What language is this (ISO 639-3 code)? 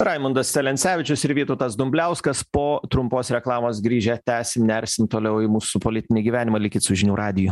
lit